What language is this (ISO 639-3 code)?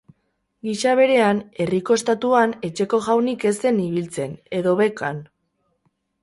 eus